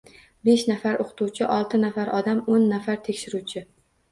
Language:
Uzbek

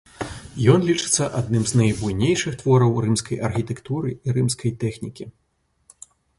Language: Belarusian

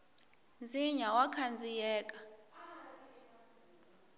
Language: Tsonga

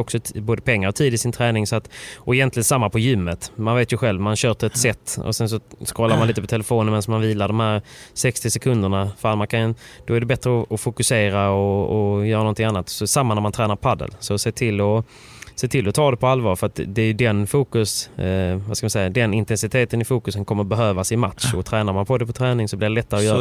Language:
Swedish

